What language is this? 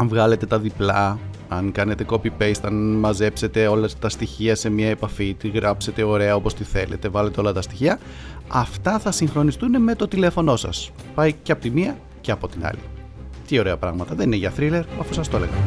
Greek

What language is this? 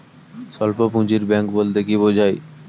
Bangla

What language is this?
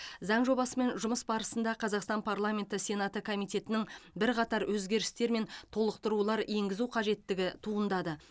Kazakh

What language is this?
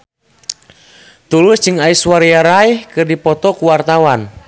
Sundanese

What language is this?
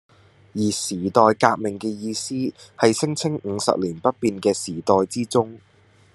Cantonese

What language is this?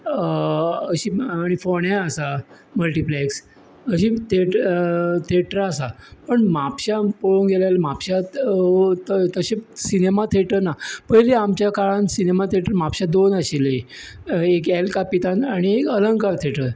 Konkani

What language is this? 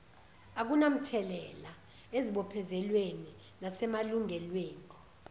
Zulu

